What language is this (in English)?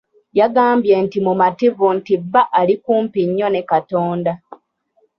Ganda